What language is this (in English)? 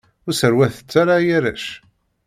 Kabyle